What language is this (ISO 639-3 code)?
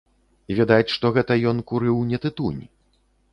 bel